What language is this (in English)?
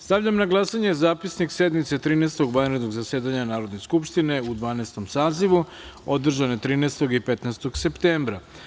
Serbian